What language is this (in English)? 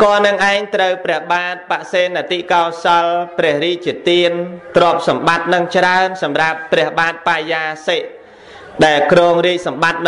Vietnamese